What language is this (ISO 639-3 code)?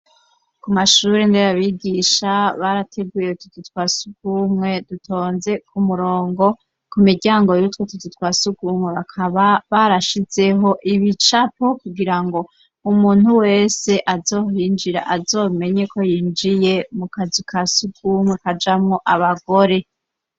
run